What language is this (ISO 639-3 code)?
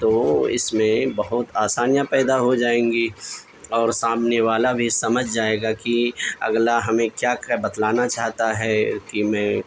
urd